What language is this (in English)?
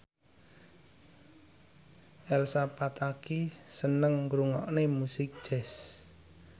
Javanese